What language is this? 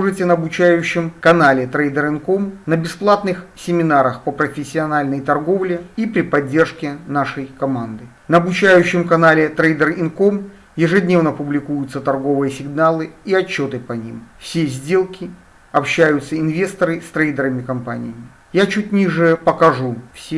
Russian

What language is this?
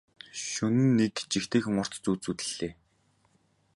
Mongolian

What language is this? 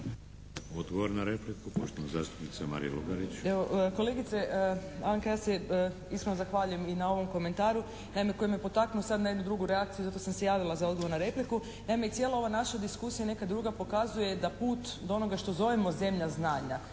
Croatian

